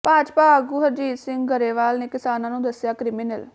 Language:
Punjabi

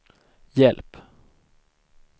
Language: Swedish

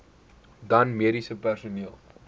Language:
Afrikaans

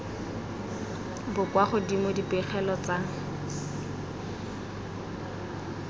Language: Tswana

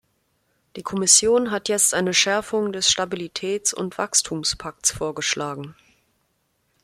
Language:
German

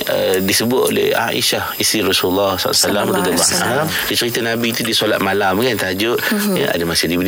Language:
Malay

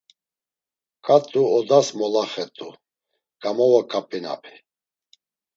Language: Laz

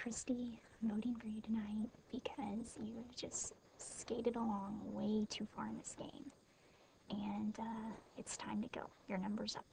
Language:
English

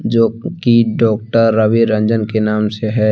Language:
Hindi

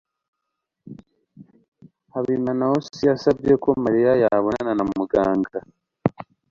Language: Kinyarwanda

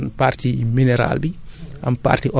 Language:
Wolof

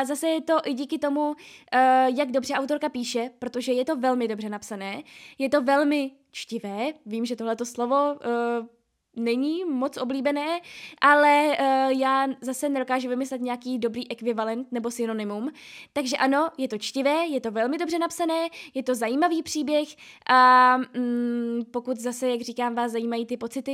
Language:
Czech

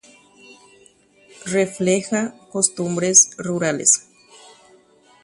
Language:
Guarani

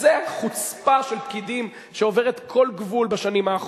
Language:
Hebrew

